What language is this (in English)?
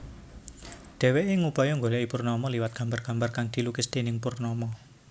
Javanese